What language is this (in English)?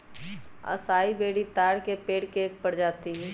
Magahi